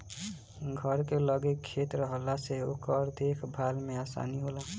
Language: Bhojpuri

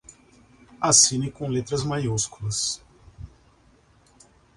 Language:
Portuguese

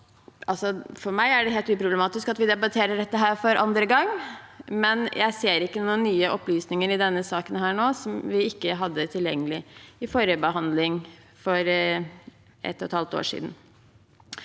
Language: Norwegian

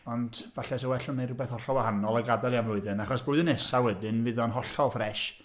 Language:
Welsh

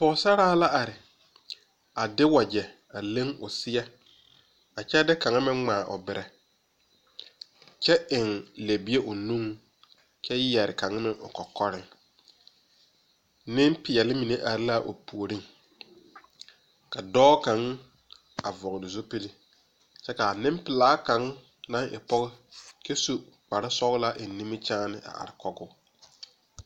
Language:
Southern Dagaare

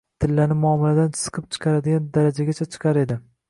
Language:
Uzbek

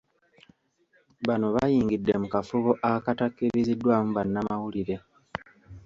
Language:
Ganda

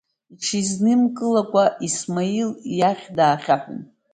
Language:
Abkhazian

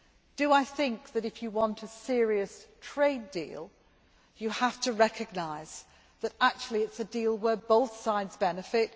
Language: English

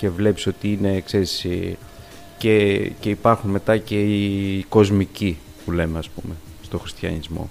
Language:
Greek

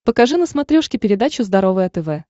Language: Russian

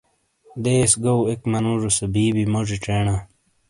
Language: Shina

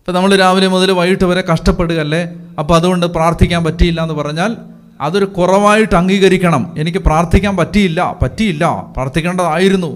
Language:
Malayalam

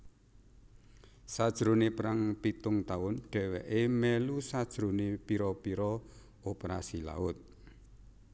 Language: Javanese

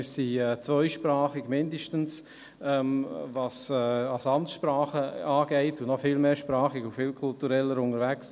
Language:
Swiss German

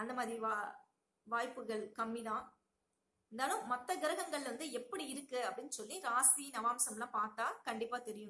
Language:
Spanish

